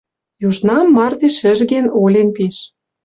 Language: Western Mari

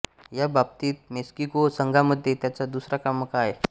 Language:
Marathi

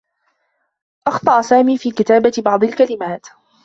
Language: Arabic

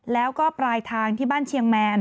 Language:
Thai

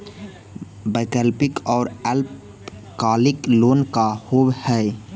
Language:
Magahi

